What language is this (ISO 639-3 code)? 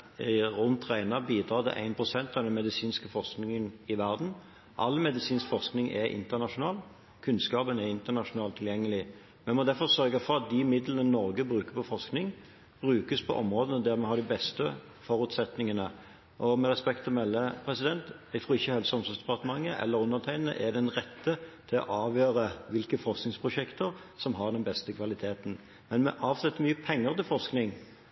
nob